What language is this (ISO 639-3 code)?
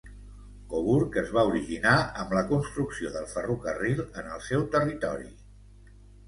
cat